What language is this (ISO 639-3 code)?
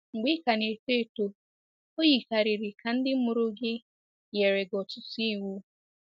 ibo